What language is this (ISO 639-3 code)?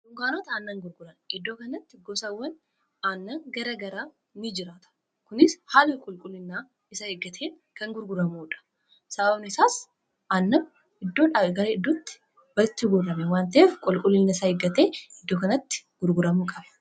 orm